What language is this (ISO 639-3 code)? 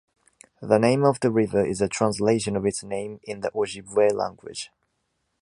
eng